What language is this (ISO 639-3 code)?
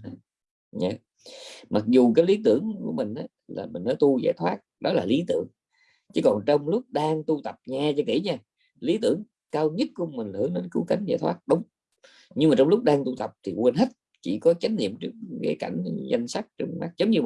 vie